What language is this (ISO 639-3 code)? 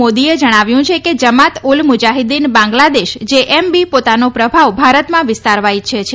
guj